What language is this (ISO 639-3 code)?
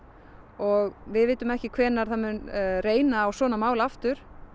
isl